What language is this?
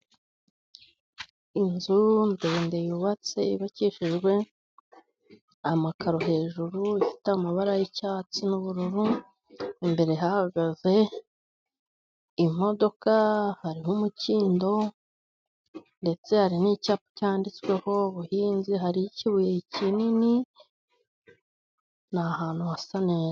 Kinyarwanda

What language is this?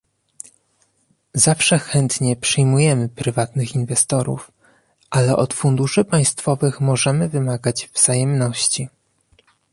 Polish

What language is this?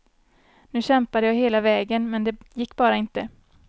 Swedish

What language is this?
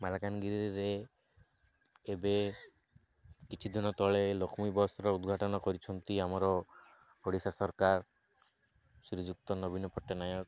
Odia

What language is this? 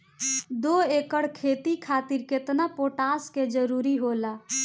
Bhojpuri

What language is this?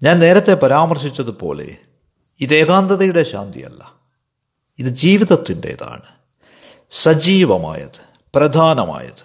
Malayalam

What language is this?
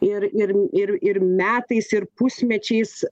Lithuanian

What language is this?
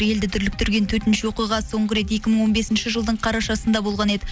Kazakh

